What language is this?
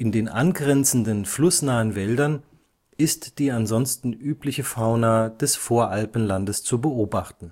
German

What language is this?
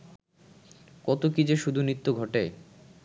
Bangla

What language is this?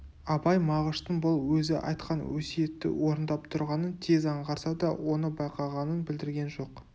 Kazakh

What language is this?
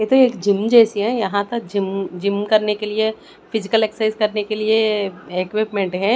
Hindi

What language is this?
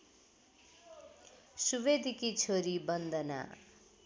Nepali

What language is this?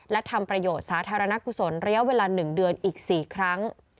Thai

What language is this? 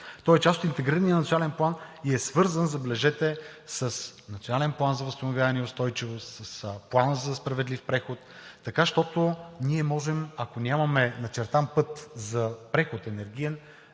Bulgarian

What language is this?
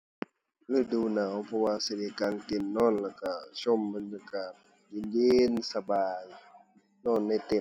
Thai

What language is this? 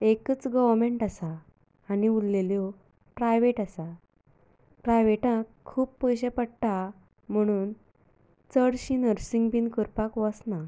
Konkani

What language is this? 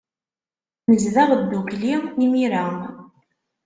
Kabyle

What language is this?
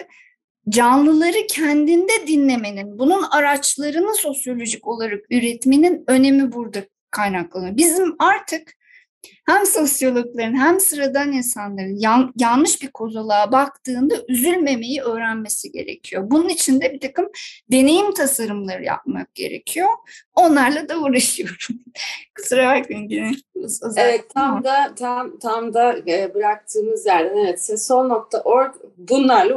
Turkish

